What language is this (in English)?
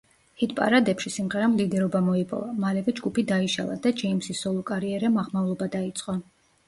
Georgian